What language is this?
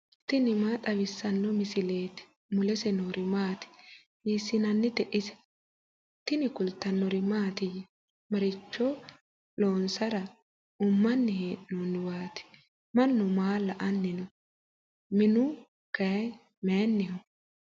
Sidamo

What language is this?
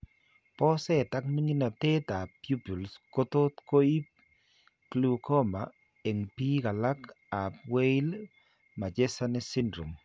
Kalenjin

